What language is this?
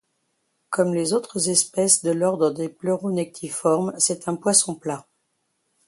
French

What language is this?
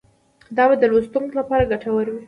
Pashto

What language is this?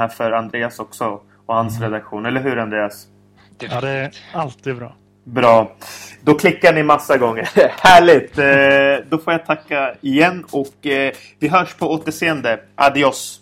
Swedish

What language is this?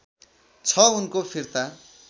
Nepali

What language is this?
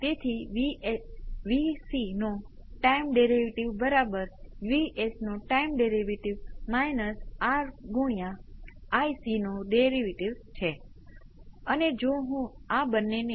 Gujarati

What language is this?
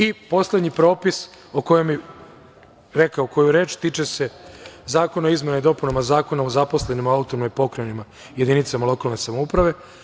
Serbian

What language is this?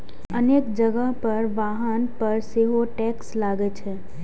Maithili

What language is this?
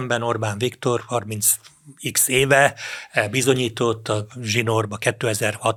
Hungarian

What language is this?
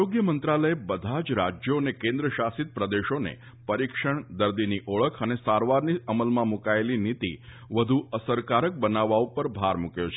Gujarati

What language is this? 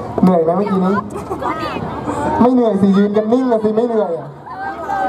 Thai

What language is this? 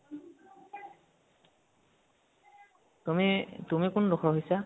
Assamese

